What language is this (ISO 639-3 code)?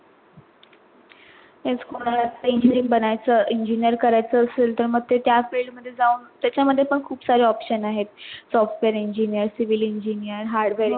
mar